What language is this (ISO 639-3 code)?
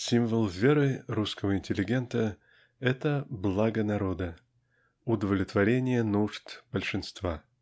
rus